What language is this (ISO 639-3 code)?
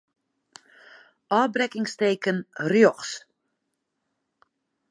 fry